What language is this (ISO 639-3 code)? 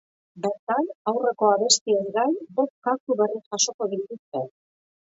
eus